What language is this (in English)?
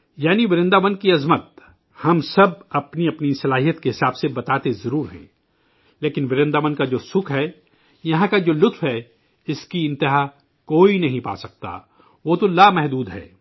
Urdu